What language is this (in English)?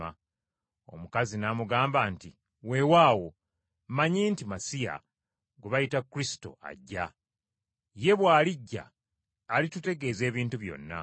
Ganda